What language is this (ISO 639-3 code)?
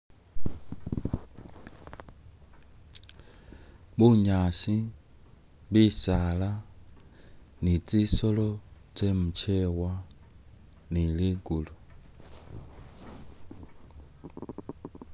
myx